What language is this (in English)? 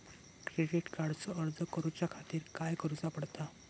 Marathi